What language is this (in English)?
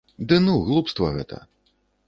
Belarusian